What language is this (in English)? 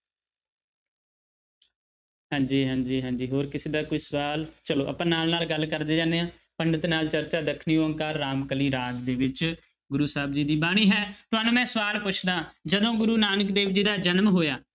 Punjabi